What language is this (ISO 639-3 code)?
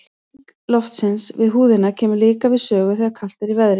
isl